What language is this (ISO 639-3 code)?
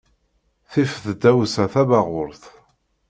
kab